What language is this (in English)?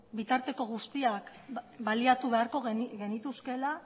Basque